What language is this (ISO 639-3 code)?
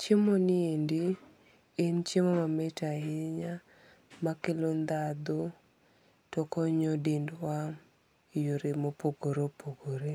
luo